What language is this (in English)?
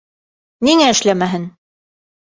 Bashkir